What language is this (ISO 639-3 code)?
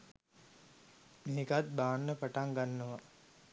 sin